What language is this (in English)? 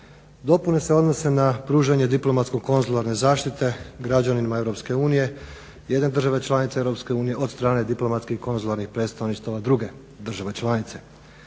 Croatian